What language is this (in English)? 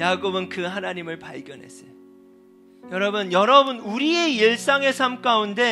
Korean